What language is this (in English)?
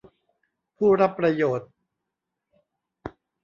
Thai